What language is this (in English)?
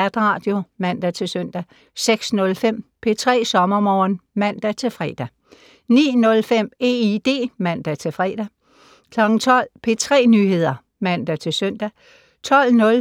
Danish